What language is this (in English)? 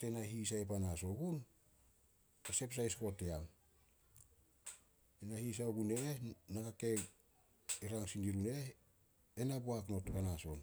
Solos